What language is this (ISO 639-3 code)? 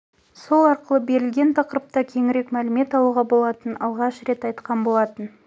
kaz